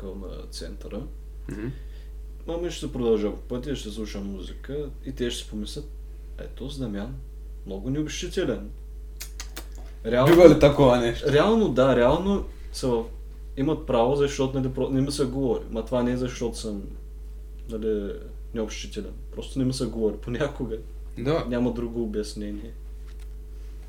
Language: Bulgarian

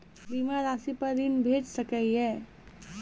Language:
Maithili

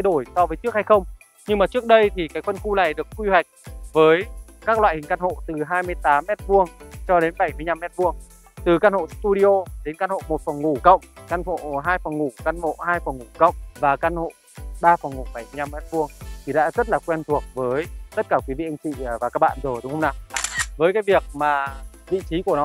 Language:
Vietnamese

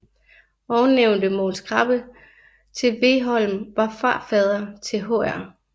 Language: Danish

